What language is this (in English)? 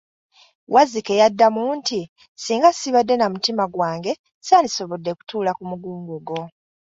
Ganda